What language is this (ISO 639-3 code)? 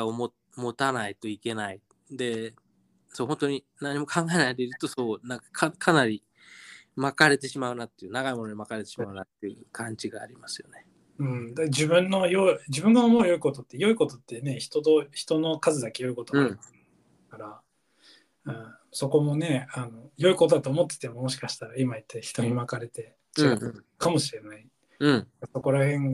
jpn